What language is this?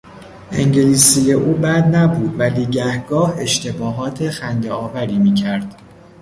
Persian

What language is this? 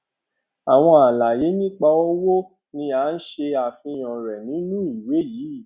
Yoruba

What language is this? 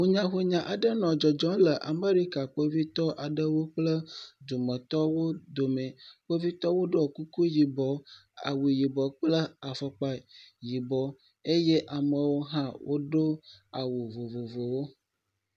Ewe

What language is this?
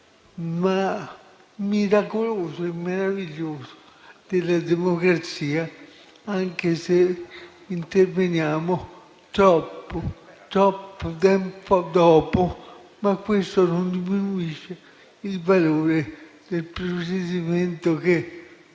Italian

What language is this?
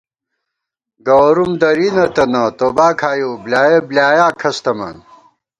Gawar-Bati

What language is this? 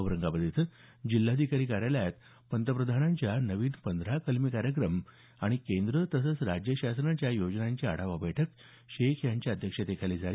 Marathi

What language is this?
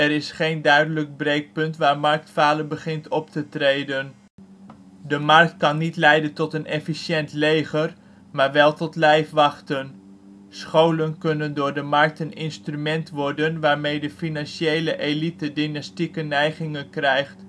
Dutch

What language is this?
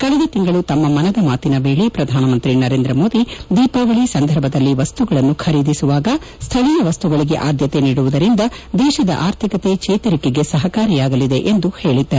Kannada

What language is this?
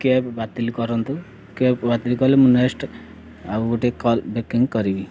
Odia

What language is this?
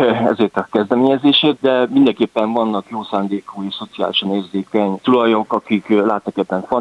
Hungarian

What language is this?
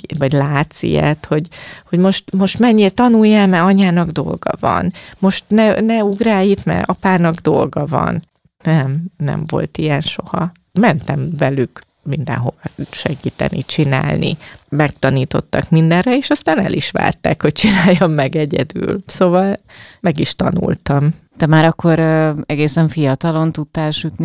Hungarian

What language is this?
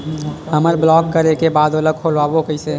Chhattisgarhi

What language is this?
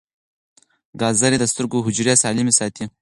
Pashto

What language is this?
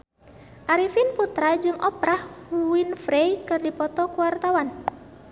Sundanese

